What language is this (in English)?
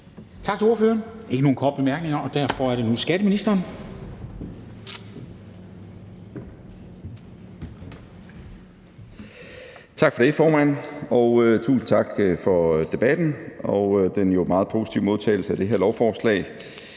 Danish